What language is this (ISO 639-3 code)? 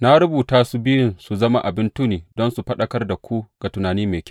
hau